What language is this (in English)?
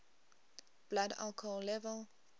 English